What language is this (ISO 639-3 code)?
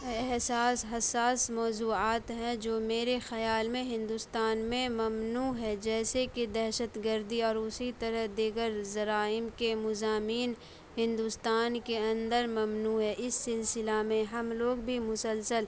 urd